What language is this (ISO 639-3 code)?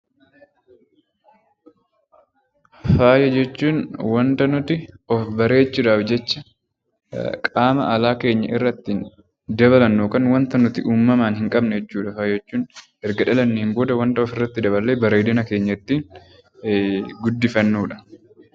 orm